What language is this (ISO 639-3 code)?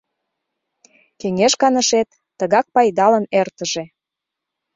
chm